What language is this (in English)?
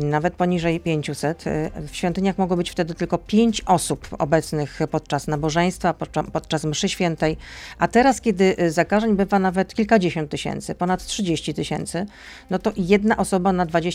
Polish